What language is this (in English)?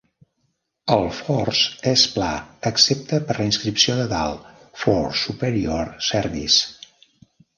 Catalan